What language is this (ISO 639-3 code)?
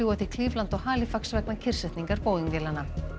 isl